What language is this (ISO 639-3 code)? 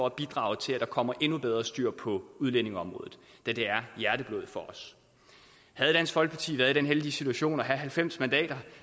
dan